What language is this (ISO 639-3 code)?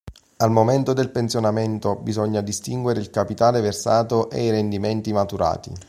ita